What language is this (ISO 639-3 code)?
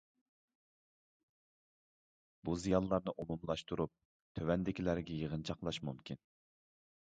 uig